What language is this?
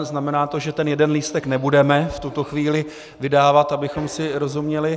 Czech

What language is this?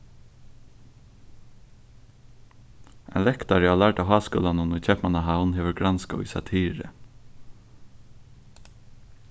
Faroese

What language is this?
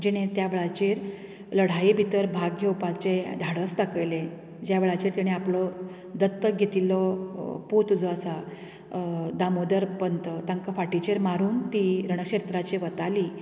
Konkani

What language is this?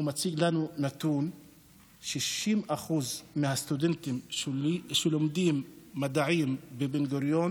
Hebrew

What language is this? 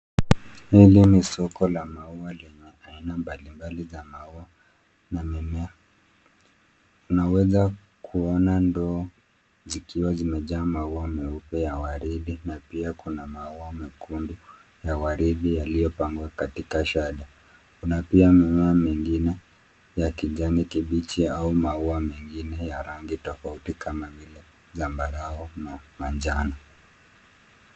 Swahili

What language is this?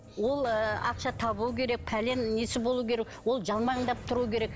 Kazakh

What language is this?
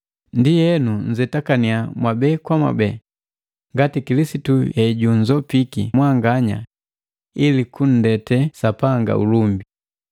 Matengo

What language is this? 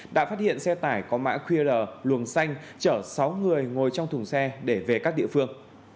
Vietnamese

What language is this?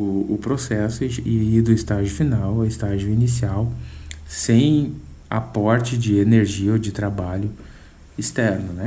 Portuguese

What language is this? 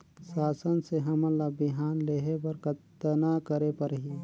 Chhattisgarhi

